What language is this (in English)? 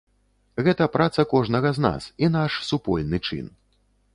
Belarusian